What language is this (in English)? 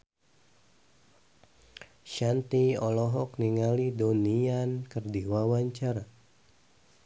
Sundanese